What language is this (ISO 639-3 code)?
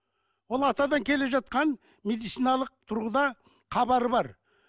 kaz